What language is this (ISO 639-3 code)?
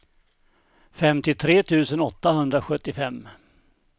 swe